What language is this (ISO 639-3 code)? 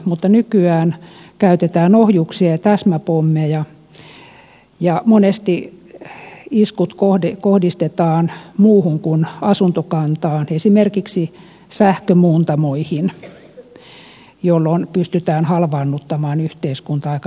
fin